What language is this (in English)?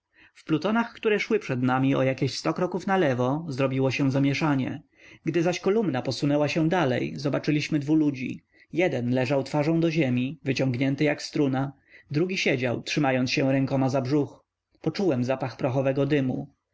Polish